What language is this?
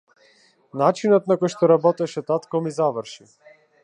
Macedonian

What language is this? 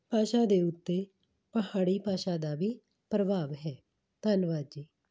Punjabi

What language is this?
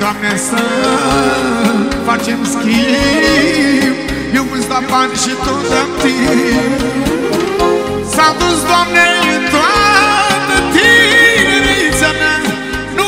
Romanian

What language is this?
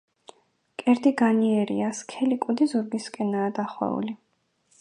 Georgian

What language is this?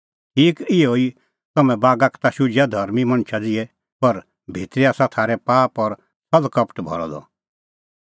Kullu Pahari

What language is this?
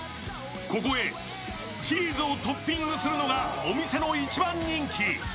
Japanese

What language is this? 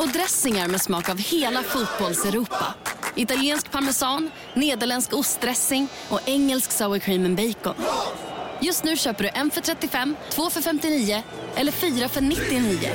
Swedish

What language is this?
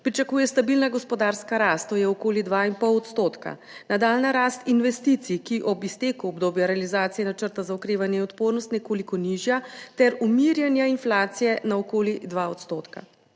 Slovenian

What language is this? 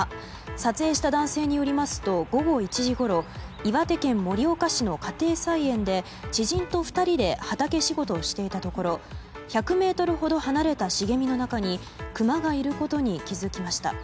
Japanese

